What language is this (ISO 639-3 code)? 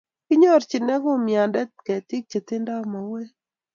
kln